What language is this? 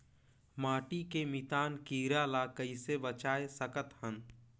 Chhattisgarhi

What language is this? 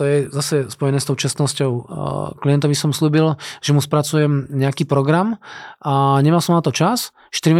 Slovak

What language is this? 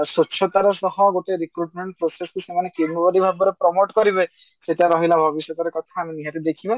Odia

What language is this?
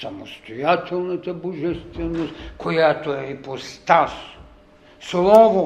Bulgarian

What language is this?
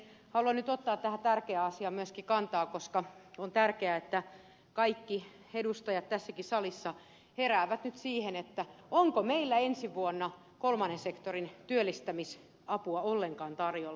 Finnish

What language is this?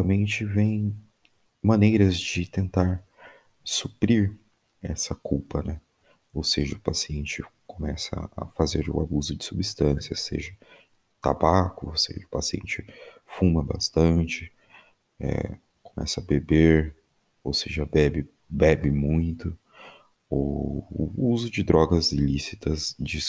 Portuguese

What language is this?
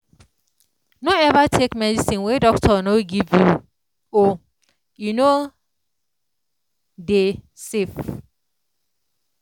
Nigerian Pidgin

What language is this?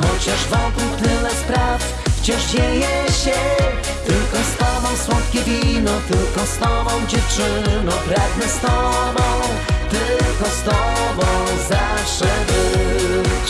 Polish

